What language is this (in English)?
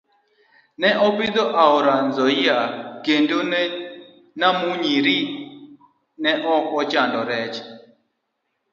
Luo (Kenya and Tanzania)